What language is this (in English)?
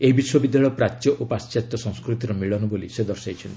Odia